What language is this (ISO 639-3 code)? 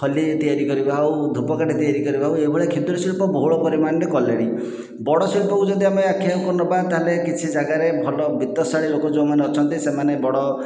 ori